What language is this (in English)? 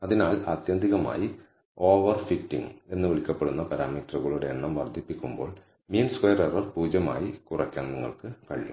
Malayalam